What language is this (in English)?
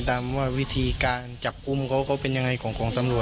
Thai